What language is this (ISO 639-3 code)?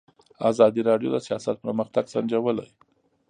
pus